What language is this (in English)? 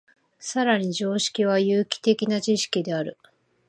Japanese